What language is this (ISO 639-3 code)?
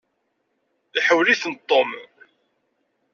kab